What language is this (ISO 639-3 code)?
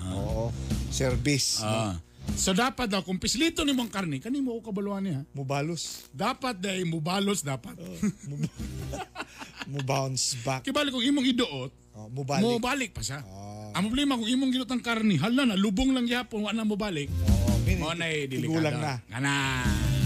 fil